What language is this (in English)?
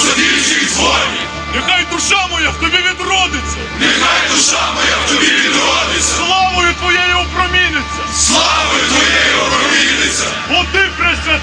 Ukrainian